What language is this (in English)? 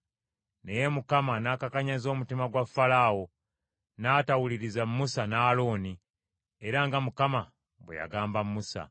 Ganda